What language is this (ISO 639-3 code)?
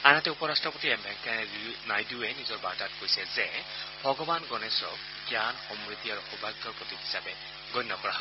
asm